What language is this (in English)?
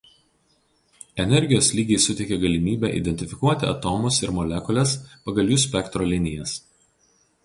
Lithuanian